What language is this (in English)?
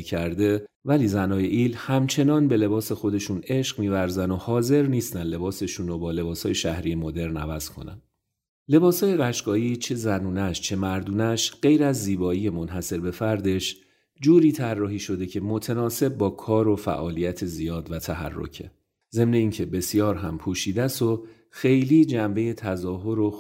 Persian